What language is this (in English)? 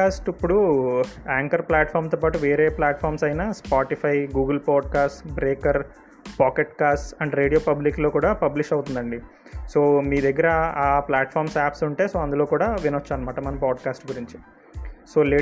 Telugu